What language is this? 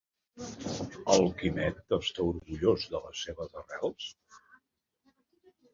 Catalan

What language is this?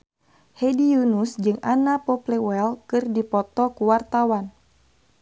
Sundanese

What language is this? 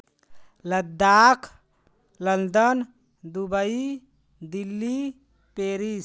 Hindi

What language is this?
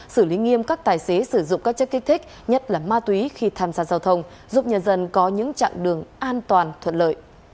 Vietnamese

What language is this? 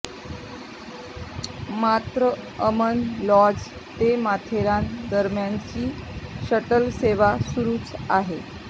Marathi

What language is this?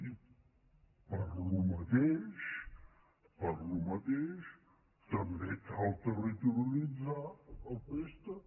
Catalan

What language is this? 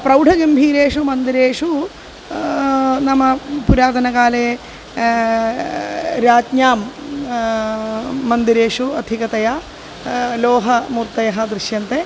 Sanskrit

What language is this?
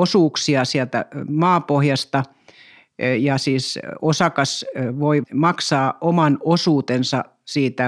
Finnish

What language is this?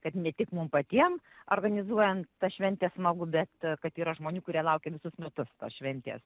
Lithuanian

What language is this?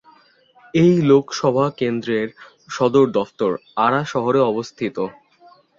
Bangla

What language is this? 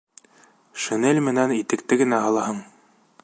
Bashkir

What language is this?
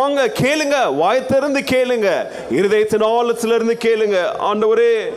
Tamil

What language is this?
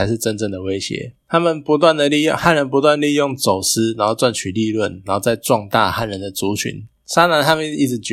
Chinese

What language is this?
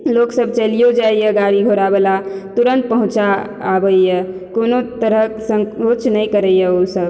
Maithili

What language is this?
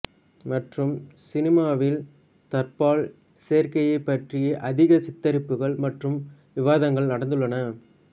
Tamil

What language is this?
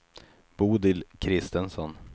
Swedish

